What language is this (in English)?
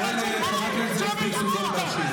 Hebrew